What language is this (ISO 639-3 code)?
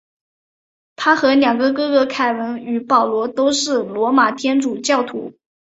zho